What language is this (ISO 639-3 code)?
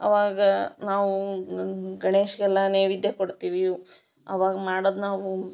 kan